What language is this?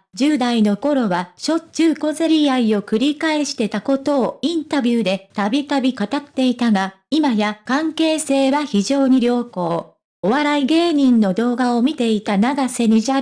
Japanese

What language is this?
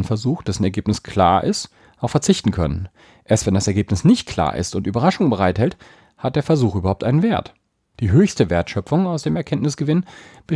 German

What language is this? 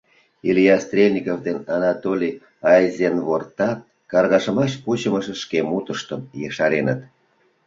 Mari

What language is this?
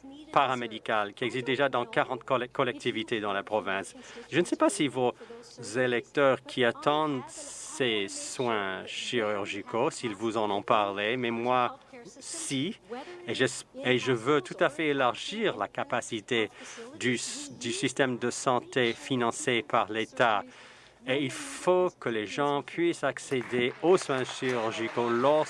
French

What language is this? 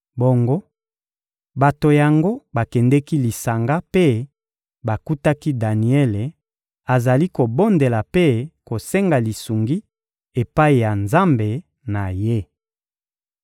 Lingala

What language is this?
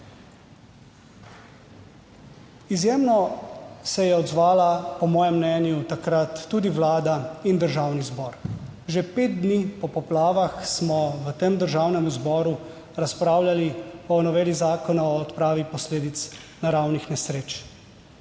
Slovenian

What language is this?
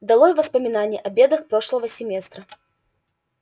Russian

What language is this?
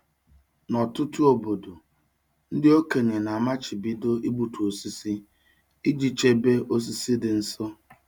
Igbo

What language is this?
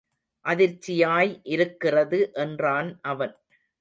Tamil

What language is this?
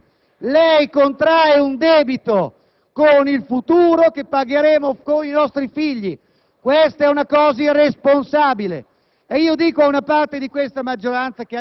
Italian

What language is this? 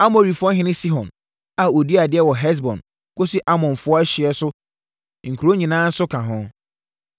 Akan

